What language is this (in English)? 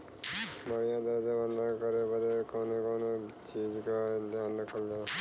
Bhojpuri